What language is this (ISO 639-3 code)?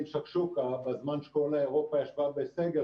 heb